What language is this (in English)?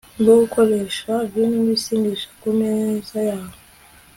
Kinyarwanda